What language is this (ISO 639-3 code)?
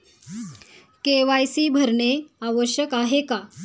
mar